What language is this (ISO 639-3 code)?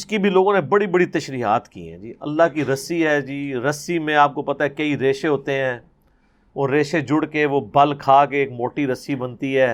urd